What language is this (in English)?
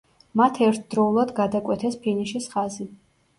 Georgian